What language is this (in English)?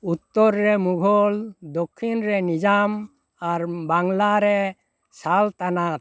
Santali